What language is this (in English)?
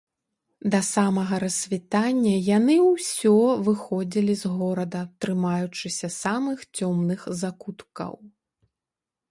Belarusian